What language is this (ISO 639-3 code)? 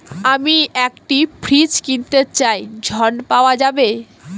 ben